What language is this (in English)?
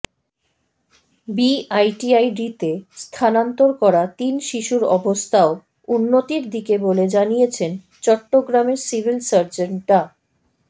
Bangla